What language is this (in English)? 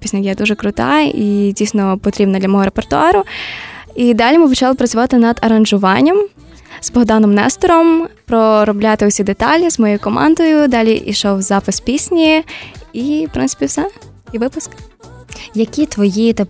Ukrainian